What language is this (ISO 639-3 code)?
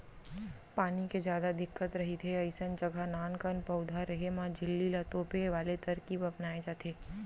hne